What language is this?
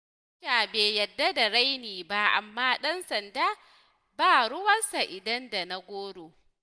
Hausa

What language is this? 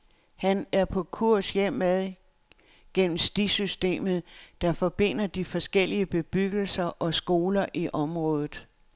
Danish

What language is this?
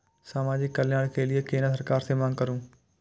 Maithili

